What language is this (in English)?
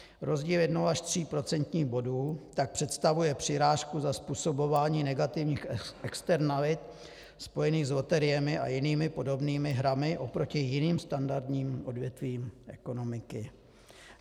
Czech